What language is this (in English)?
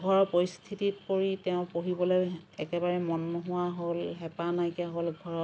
Assamese